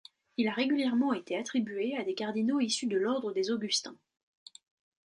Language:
French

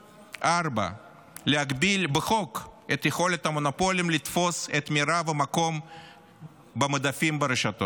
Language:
Hebrew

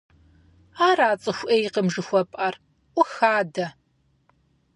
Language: Kabardian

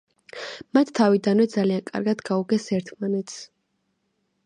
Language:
Georgian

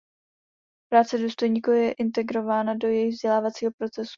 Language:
Czech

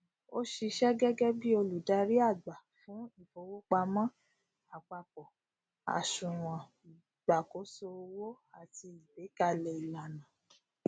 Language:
Yoruba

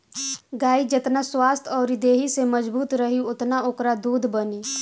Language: Bhojpuri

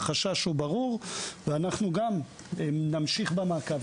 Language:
Hebrew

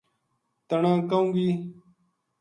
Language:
Gujari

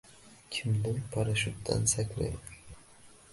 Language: Uzbek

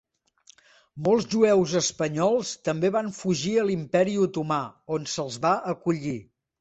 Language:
Catalan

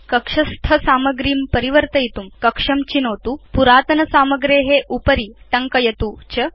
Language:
Sanskrit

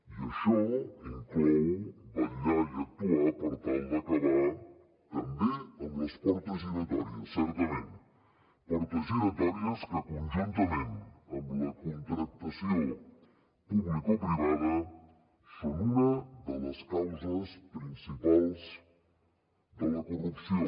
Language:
Catalan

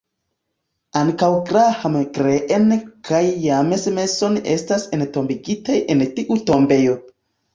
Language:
Esperanto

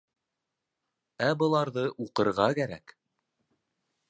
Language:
Bashkir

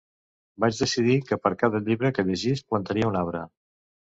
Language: Catalan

